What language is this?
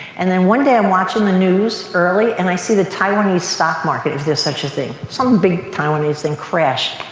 English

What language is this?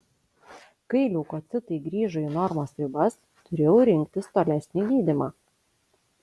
Lithuanian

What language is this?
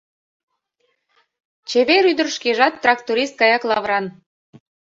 Mari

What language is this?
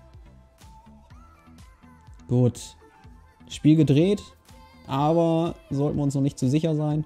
German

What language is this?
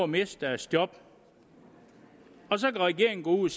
Danish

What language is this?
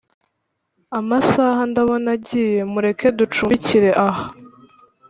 Kinyarwanda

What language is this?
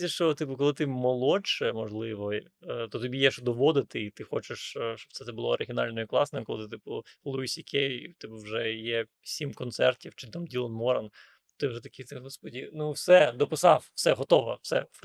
Ukrainian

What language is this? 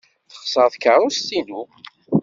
Kabyle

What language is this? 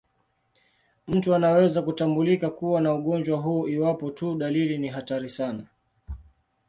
Swahili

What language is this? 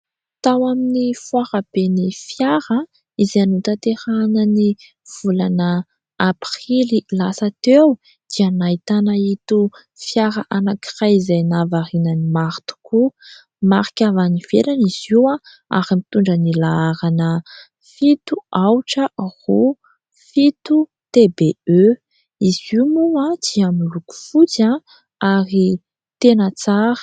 Malagasy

